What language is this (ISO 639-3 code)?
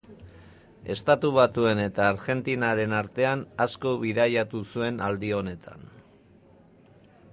eus